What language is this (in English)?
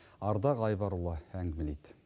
Kazakh